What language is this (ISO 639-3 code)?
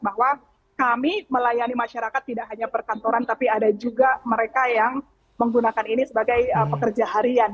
ind